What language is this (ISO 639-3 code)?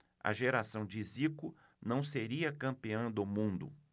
por